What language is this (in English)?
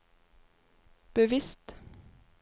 Norwegian